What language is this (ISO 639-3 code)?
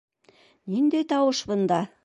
bak